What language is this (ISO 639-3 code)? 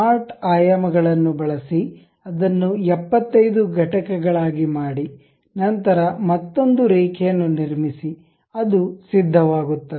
kan